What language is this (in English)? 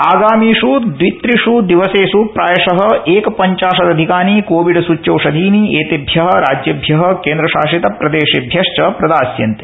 Sanskrit